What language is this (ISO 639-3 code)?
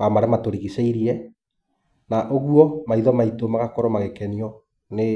kik